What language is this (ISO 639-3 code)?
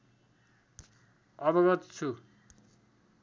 nep